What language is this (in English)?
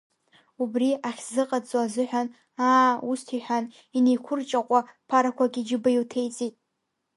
Abkhazian